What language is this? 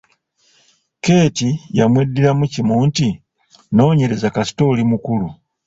Ganda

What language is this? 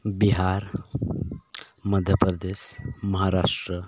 Santali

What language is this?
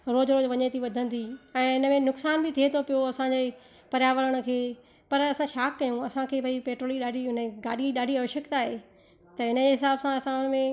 Sindhi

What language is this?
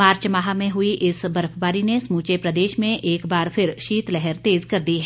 Hindi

